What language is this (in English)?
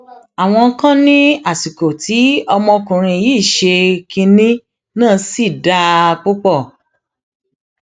Yoruba